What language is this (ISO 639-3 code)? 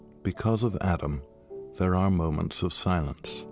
eng